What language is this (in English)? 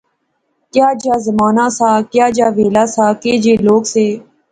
Pahari-Potwari